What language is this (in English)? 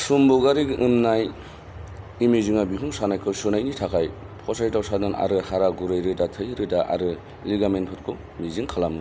Bodo